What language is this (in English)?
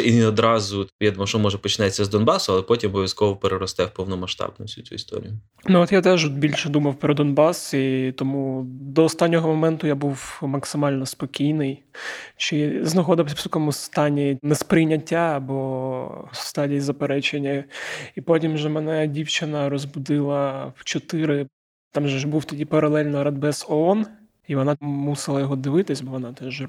Ukrainian